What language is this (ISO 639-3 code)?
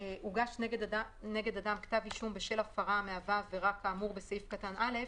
heb